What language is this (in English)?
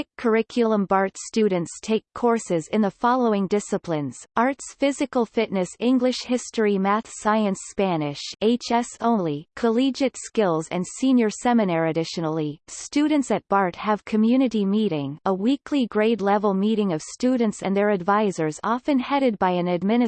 English